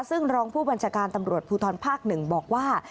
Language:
Thai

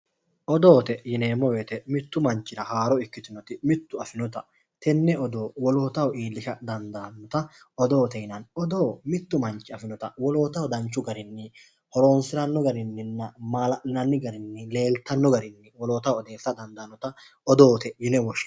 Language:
Sidamo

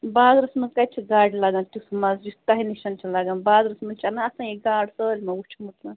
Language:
Kashmiri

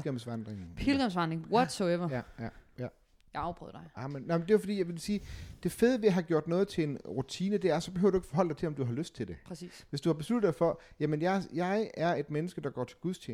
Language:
Danish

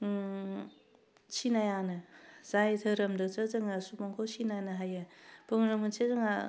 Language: Bodo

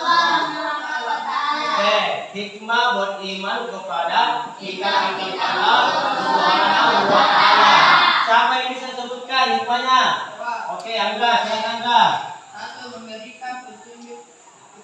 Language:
Indonesian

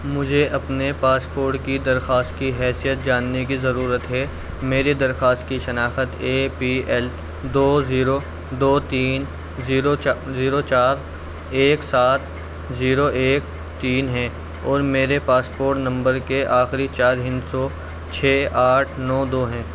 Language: Urdu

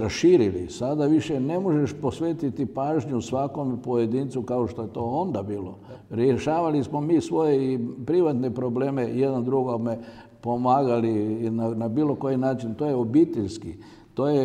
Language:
Croatian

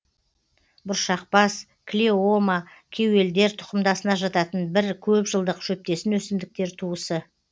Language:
Kazakh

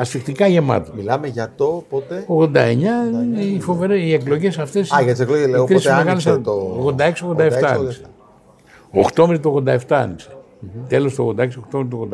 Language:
Greek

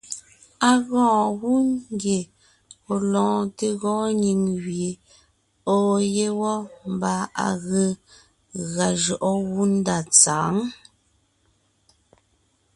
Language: Ngiemboon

